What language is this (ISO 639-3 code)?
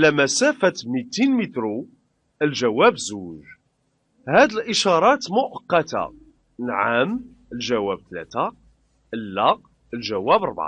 ara